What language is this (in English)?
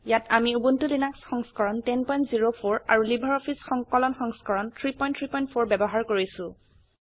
Assamese